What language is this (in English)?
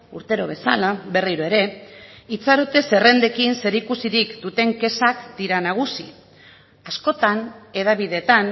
Basque